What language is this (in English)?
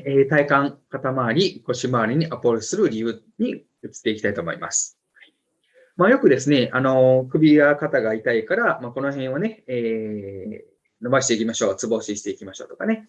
Japanese